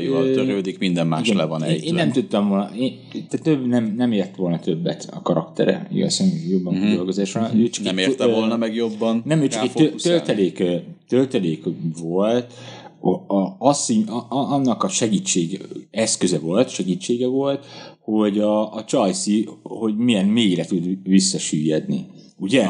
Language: Hungarian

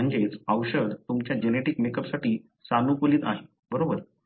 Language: Marathi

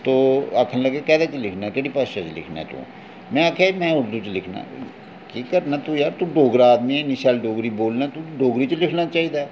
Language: Dogri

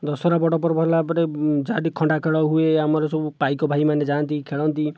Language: Odia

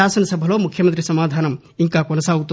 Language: Telugu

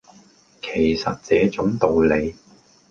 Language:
Cantonese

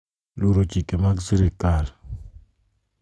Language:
Luo (Kenya and Tanzania)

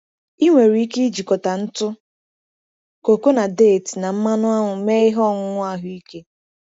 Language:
Igbo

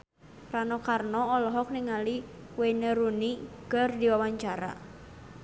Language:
Sundanese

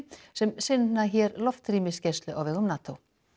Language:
Icelandic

